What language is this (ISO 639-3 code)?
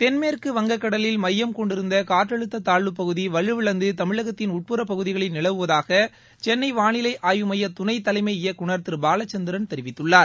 tam